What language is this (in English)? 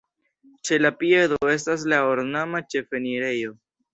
Esperanto